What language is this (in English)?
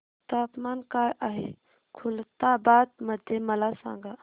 Marathi